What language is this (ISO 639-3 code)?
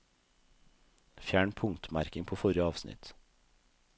nor